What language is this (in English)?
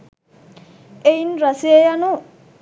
Sinhala